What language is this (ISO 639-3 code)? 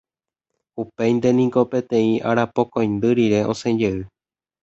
grn